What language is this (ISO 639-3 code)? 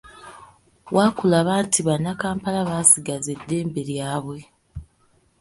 lug